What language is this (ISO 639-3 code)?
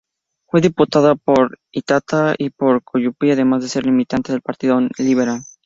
spa